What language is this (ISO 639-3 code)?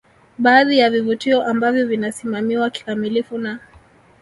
swa